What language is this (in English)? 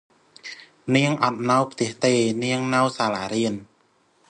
Khmer